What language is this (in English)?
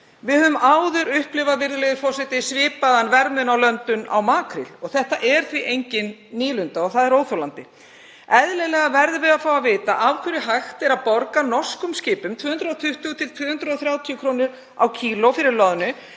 Icelandic